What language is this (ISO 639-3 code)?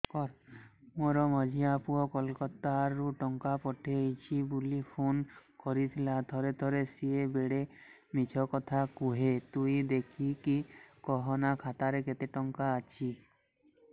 ori